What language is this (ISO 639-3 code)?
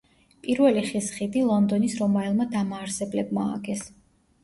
kat